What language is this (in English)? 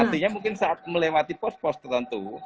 Indonesian